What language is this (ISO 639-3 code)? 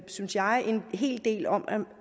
dan